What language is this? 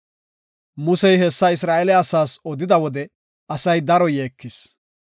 Gofa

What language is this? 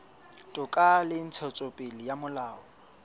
Southern Sotho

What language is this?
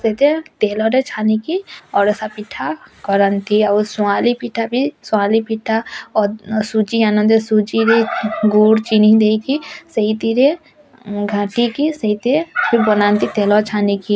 Odia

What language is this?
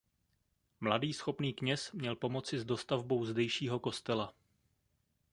Czech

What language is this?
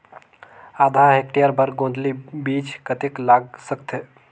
Chhattisgarhi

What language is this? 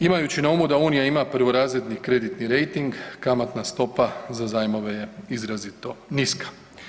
Croatian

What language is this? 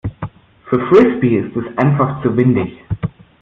German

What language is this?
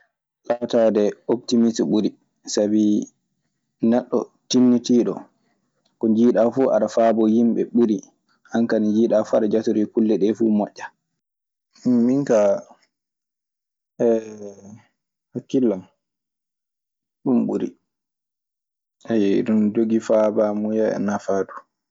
Maasina Fulfulde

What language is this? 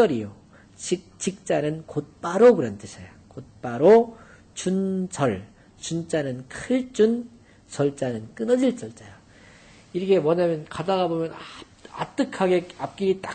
Korean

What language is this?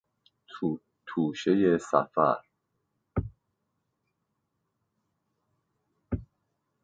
Persian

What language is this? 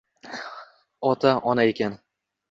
Uzbek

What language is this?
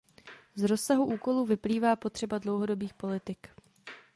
Czech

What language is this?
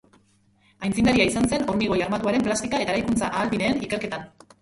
Basque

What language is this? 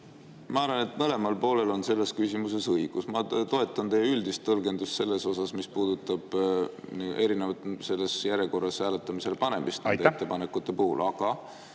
Estonian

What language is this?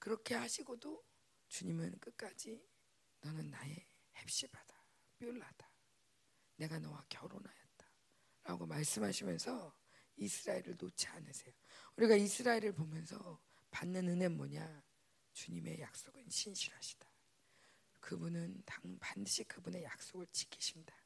Korean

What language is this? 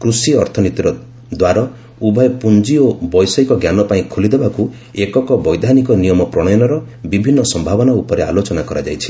Odia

